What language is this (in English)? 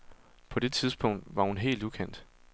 Danish